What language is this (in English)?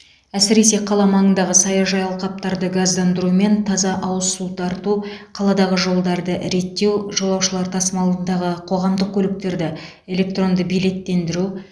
Kazakh